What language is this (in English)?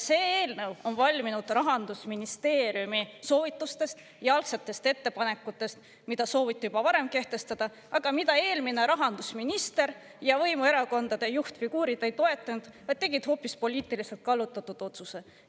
Estonian